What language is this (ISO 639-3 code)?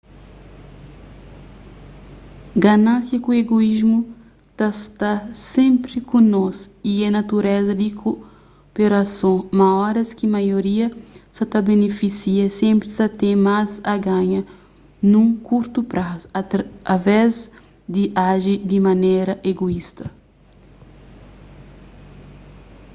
kea